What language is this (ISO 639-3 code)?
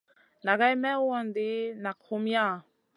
mcn